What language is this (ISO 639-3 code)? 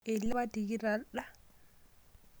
mas